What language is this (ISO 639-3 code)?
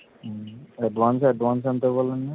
tel